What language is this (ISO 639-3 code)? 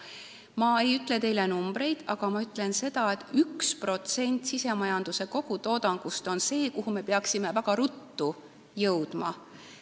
est